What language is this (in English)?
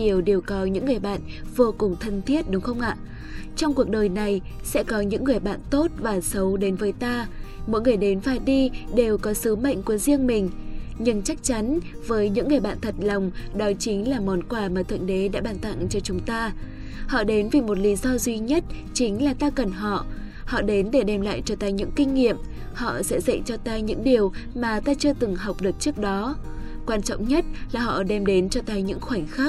Vietnamese